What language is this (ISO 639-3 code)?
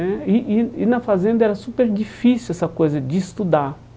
por